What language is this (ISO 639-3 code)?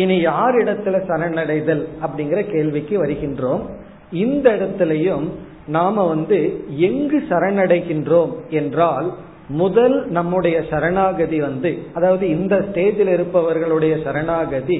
tam